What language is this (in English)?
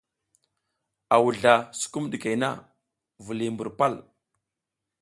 South Giziga